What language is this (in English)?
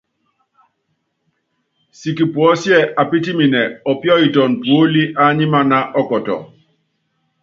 Yangben